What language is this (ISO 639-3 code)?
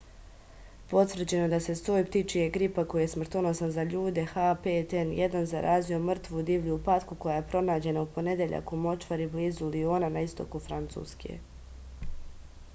srp